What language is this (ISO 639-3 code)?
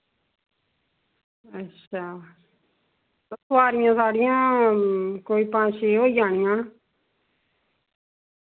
doi